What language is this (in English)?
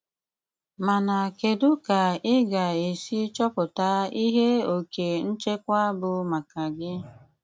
Igbo